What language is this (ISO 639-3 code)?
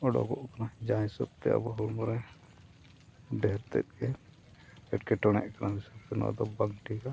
sat